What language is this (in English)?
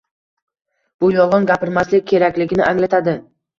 Uzbek